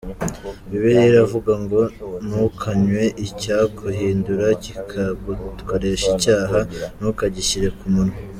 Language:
Kinyarwanda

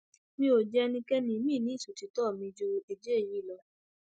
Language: Yoruba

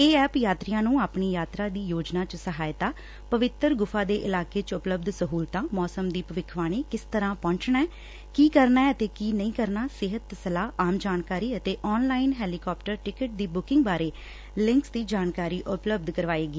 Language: Punjabi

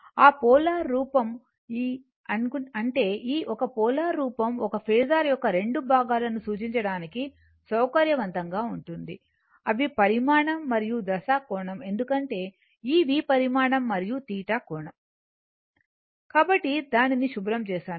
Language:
Telugu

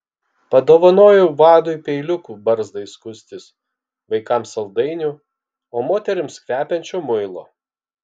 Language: Lithuanian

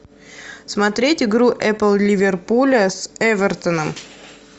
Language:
Russian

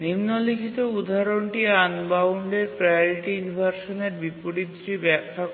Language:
Bangla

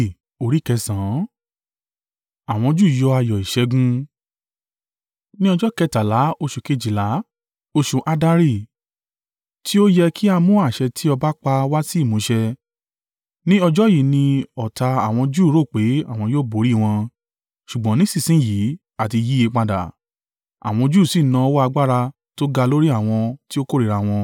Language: Yoruba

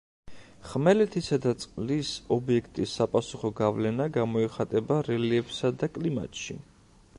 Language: Georgian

